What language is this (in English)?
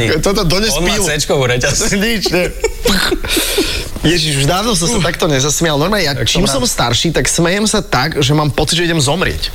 Slovak